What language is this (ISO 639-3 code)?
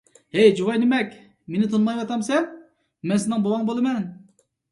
uig